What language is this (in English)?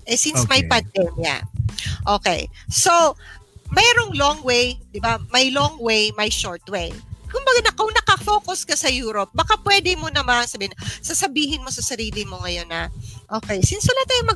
Filipino